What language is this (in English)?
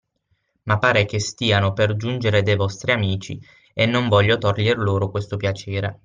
Italian